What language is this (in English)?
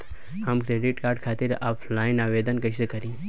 Bhojpuri